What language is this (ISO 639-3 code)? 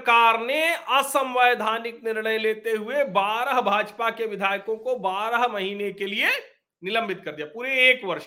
hin